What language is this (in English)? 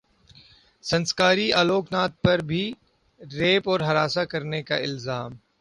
Urdu